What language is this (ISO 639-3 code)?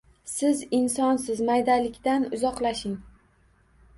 uzb